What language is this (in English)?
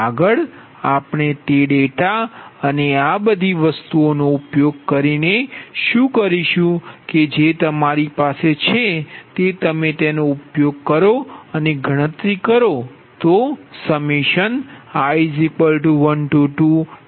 Gujarati